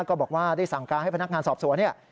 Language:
Thai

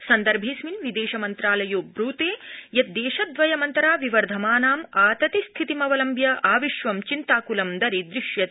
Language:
Sanskrit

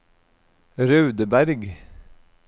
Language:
Norwegian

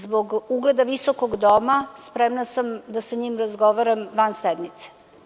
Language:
Serbian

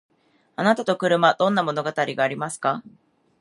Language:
Japanese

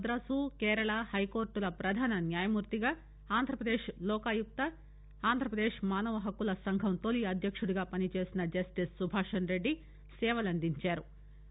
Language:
Telugu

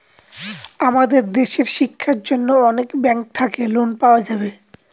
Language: Bangla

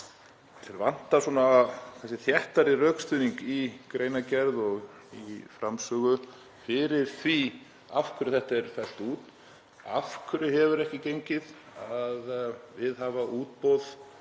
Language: Icelandic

